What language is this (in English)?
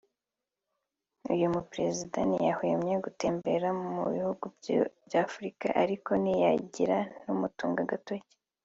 Kinyarwanda